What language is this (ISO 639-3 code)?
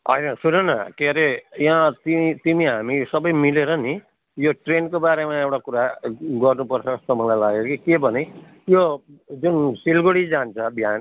nep